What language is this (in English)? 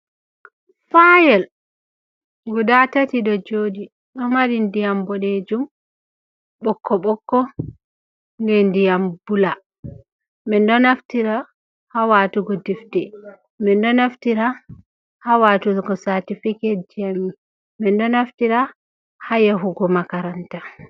Fula